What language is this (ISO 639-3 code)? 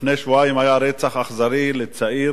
heb